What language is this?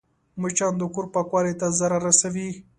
Pashto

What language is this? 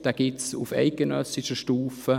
Swiss German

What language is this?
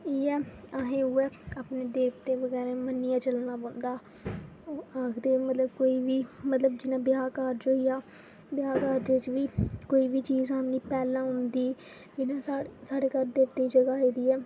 Dogri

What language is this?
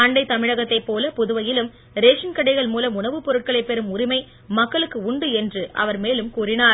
Tamil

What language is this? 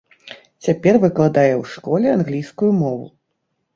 Belarusian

